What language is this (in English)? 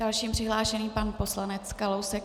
Czech